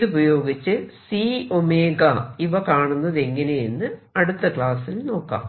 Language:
Malayalam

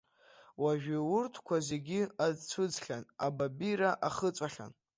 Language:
Abkhazian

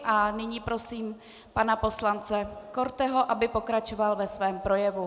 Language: Czech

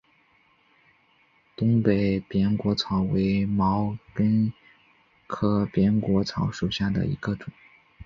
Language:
Chinese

